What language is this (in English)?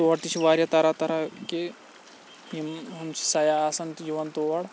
Kashmiri